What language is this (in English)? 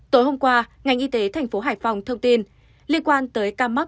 Vietnamese